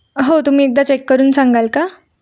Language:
Marathi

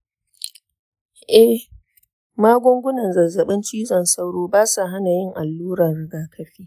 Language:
Hausa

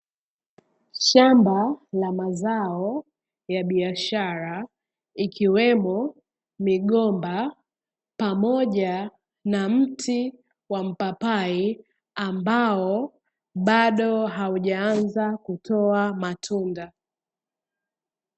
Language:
Swahili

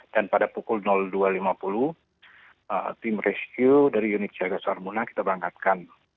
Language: Indonesian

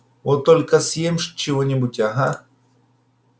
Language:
Russian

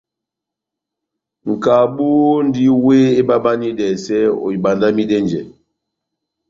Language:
Batanga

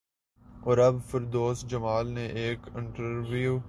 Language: Urdu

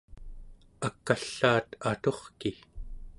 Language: Central Yupik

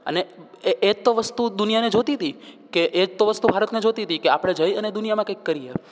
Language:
Gujarati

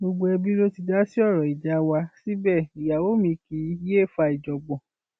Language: Yoruba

